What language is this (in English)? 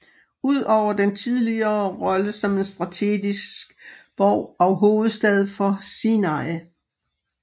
Danish